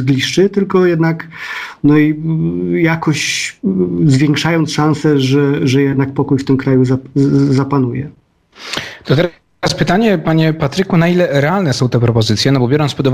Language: Polish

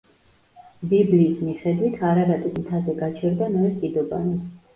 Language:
Georgian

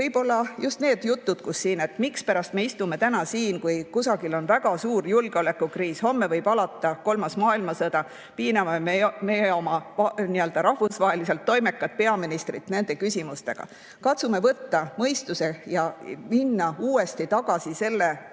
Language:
Estonian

